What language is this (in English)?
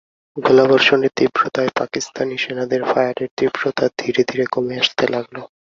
Bangla